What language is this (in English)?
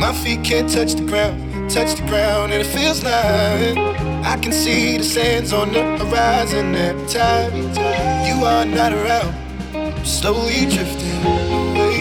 Persian